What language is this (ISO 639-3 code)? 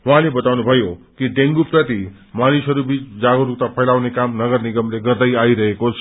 nep